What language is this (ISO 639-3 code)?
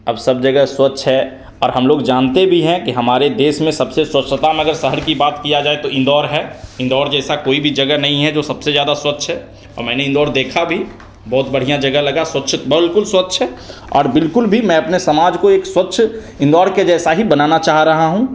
hin